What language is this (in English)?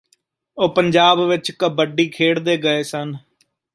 Punjabi